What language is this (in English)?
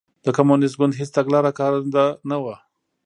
Pashto